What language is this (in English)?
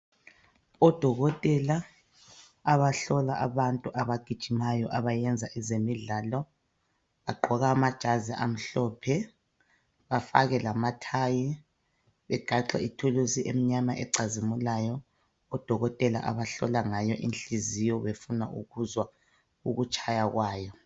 North Ndebele